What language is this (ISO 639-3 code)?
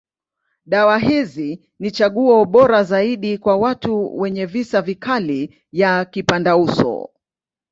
swa